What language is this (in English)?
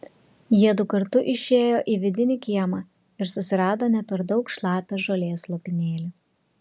Lithuanian